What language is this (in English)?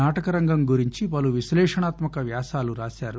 Telugu